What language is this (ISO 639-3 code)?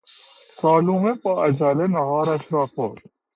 fas